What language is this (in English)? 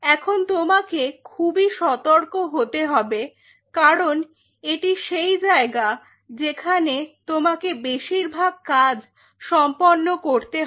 Bangla